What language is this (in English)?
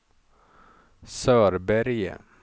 Swedish